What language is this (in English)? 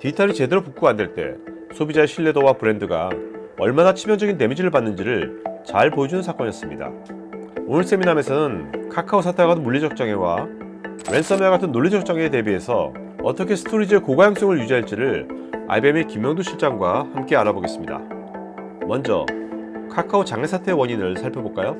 Korean